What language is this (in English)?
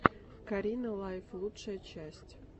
Russian